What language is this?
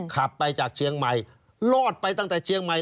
Thai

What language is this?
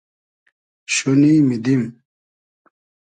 Hazaragi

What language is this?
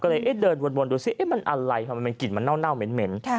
Thai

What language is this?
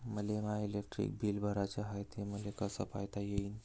Marathi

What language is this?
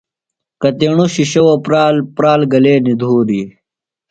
Phalura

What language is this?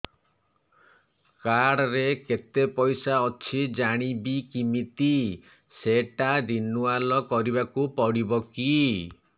Odia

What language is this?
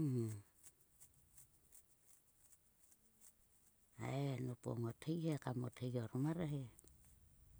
Sulka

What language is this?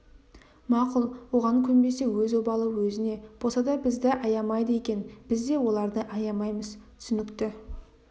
Kazakh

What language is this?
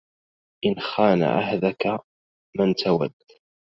Arabic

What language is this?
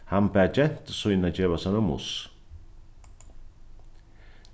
Faroese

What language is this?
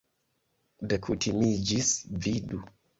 Esperanto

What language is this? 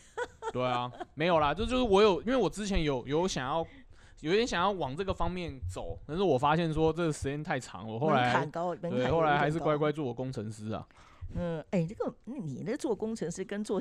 Chinese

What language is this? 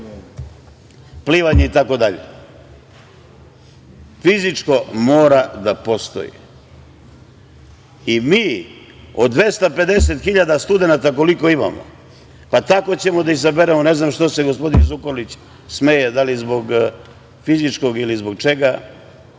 Serbian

